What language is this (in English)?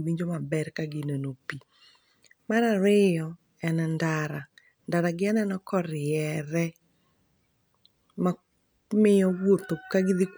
Luo (Kenya and Tanzania)